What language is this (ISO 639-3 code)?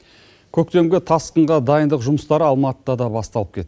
kaz